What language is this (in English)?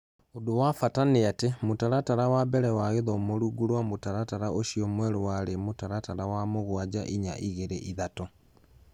Kikuyu